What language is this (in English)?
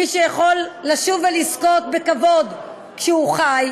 Hebrew